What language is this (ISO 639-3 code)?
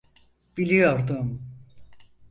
tur